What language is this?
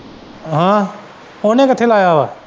Punjabi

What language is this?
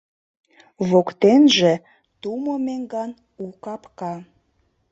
Mari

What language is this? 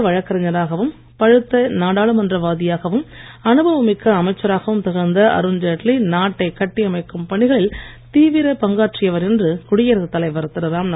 Tamil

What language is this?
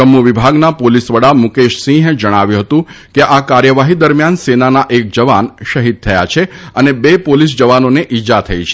Gujarati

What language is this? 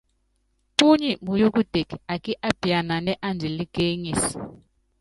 Yangben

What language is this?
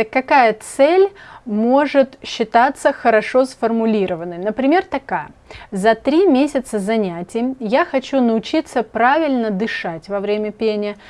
Russian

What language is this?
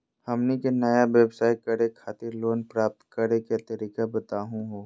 Magahi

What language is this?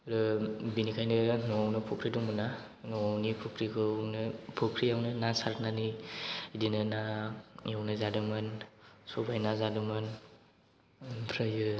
Bodo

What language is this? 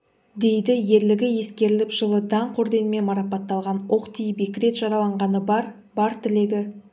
Kazakh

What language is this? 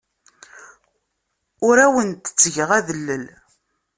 Kabyle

